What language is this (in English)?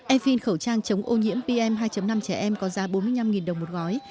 Vietnamese